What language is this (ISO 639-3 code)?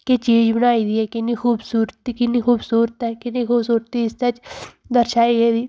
doi